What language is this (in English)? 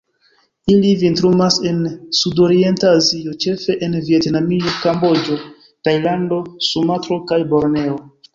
Esperanto